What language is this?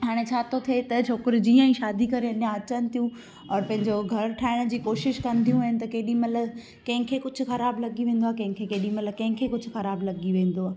Sindhi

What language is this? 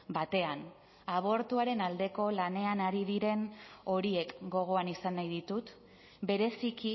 Basque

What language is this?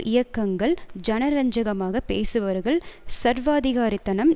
Tamil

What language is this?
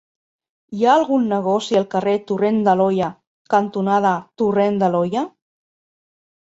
Catalan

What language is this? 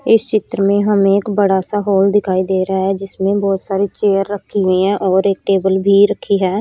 Hindi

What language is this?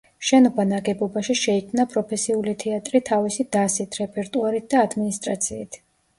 Georgian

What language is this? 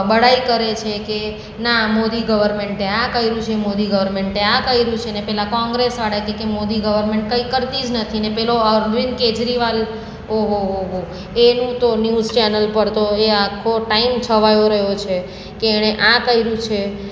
Gujarati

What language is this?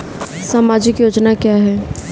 Hindi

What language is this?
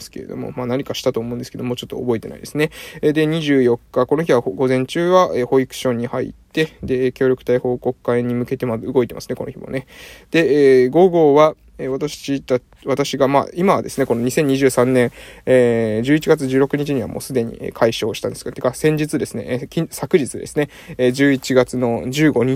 Japanese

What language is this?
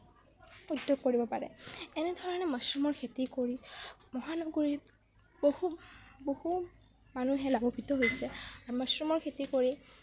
Assamese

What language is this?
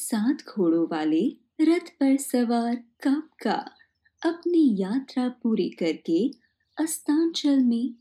Hindi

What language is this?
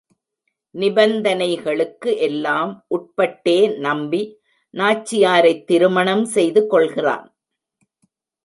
Tamil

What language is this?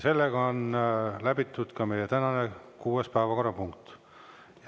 Estonian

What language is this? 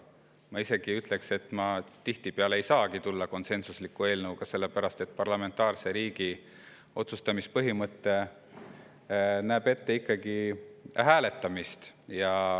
Estonian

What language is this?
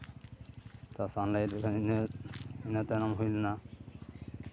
Santali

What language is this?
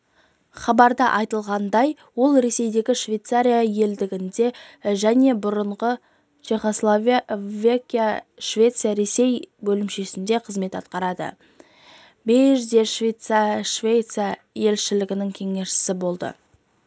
Kazakh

